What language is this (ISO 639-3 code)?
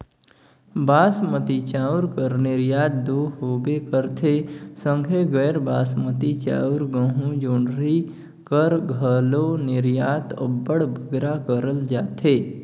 hne